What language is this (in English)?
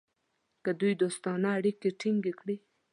Pashto